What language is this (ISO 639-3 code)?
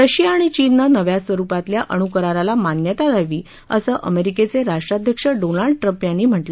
mar